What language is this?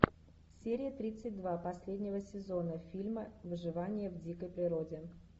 Russian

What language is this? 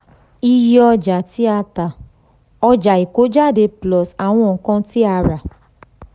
Yoruba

